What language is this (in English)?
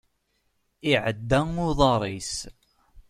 Kabyle